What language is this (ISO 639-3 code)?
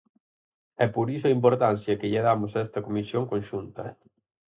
glg